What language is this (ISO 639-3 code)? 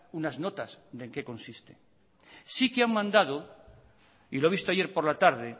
spa